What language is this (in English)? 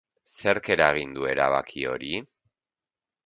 Basque